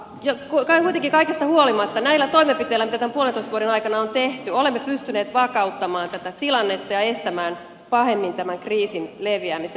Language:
Finnish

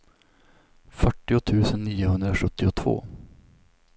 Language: Swedish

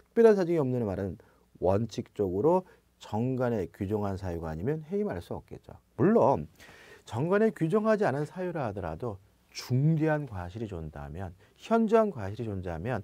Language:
Korean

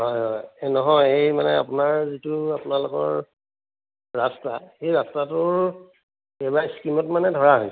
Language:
Assamese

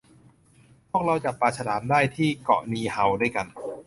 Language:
Thai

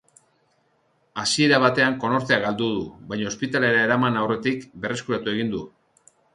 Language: Basque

